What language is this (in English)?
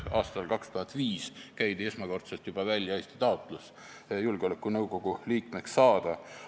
Estonian